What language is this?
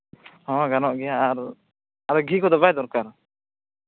Santali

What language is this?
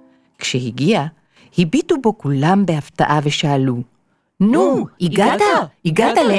Hebrew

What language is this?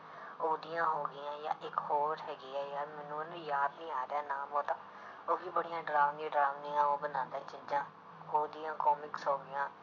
Punjabi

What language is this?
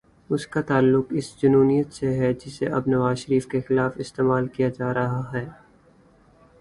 Urdu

